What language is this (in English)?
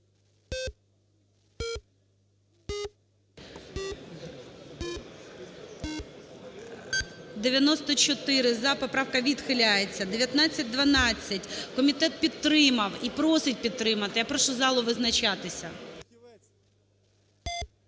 Ukrainian